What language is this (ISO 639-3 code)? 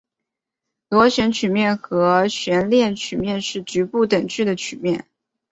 zho